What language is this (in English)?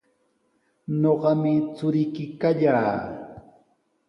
Sihuas Ancash Quechua